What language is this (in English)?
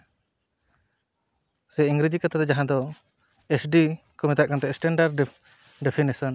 Santali